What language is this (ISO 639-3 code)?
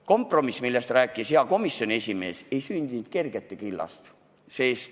est